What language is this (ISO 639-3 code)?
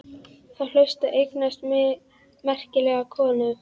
isl